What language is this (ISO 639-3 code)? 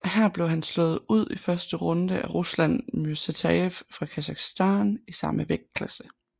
dan